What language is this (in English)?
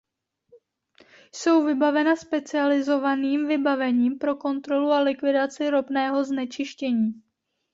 Czech